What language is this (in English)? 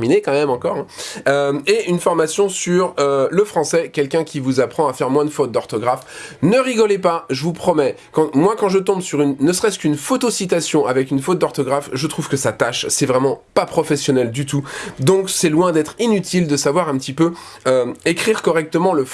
French